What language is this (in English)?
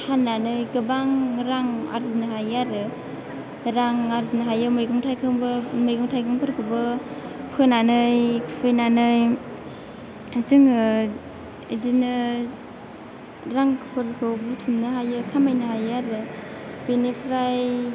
Bodo